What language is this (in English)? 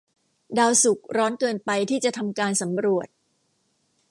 Thai